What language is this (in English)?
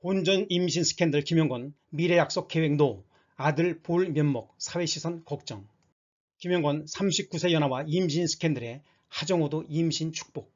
Korean